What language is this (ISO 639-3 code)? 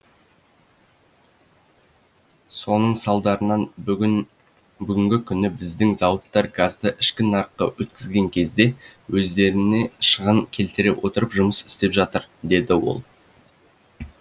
kaz